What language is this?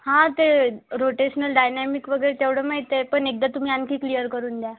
Marathi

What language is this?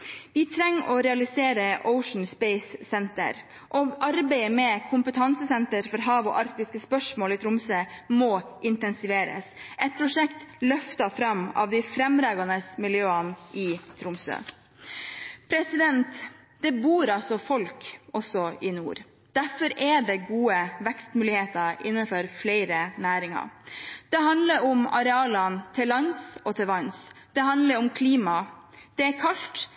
Norwegian Bokmål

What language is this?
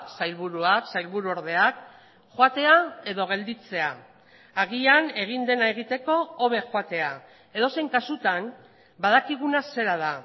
Basque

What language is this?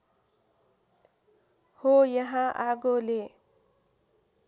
Nepali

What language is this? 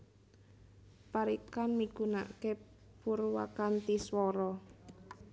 Javanese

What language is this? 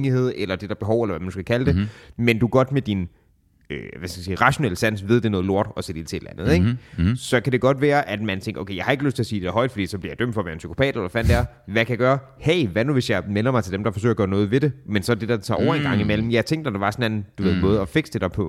Danish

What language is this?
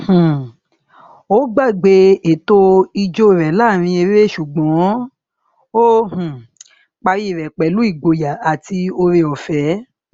Yoruba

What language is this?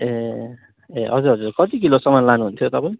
Nepali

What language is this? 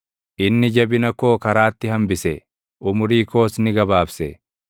Oromo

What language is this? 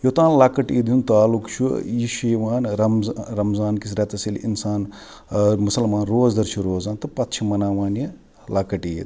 Kashmiri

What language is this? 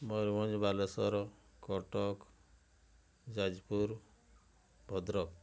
Odia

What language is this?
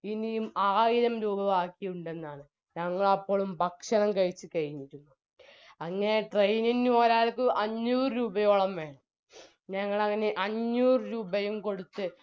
Malayalam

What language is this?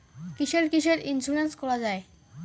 Bangla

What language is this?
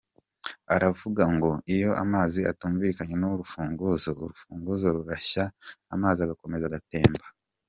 Kinyarwanda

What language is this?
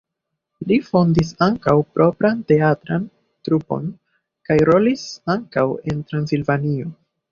Esperanto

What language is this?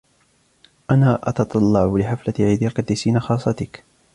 Arabic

